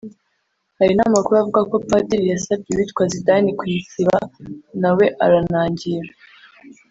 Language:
Kinyarwanda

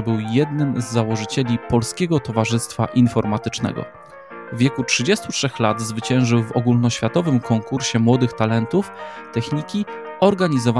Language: Polish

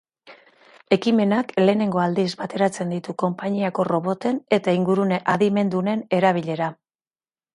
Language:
Basque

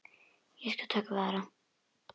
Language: Icelandic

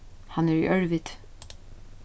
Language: Faroese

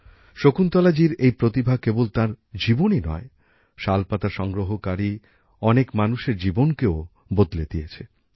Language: Bangla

